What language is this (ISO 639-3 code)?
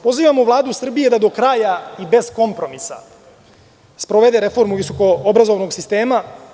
srp